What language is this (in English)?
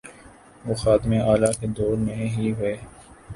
Urdu